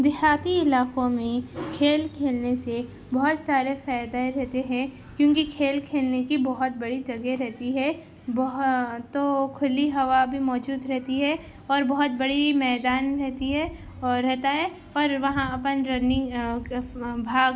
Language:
Urdu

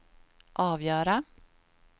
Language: Swedish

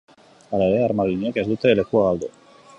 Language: Basque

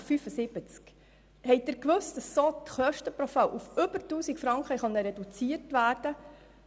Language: Swiss German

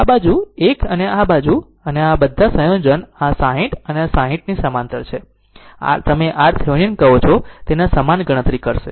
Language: Gujarati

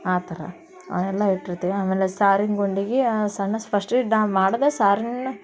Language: Kannada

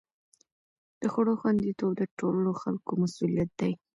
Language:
Pashto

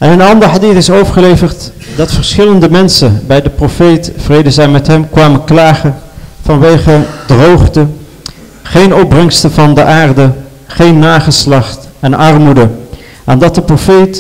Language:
Dutch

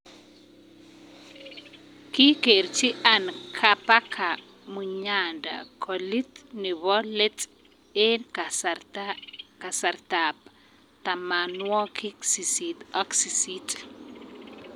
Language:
Kalenjin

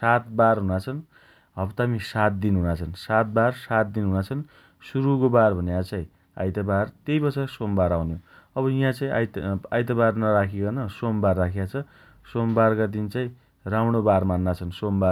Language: Dotyali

